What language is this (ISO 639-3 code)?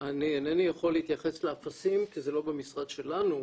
heb